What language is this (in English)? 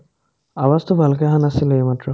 Assamese